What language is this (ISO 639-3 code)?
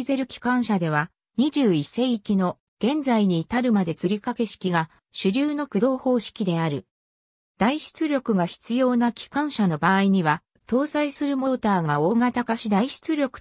jpn